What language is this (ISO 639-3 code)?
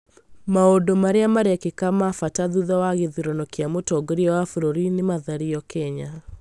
kik